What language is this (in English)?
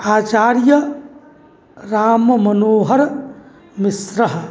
Sanskrit